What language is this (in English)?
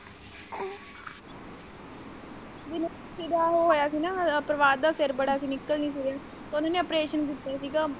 Punjabi